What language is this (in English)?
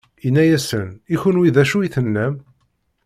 Kabyle